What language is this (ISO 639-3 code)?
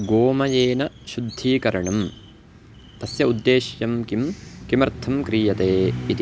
san